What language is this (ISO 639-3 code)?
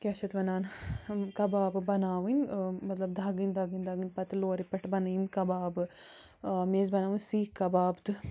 kas